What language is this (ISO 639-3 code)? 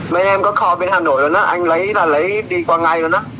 vie